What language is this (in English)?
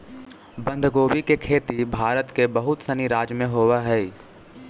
Magahi